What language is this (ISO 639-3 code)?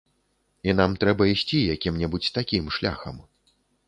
bel